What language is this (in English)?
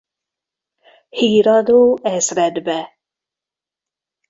Hungarian